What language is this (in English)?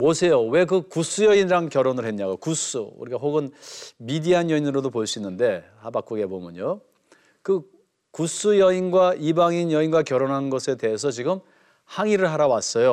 Korean